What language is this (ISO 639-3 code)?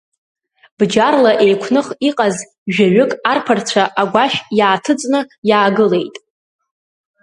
abk